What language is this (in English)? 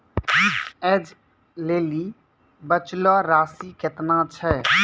Maithili